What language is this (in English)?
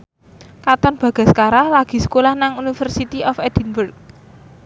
Javanese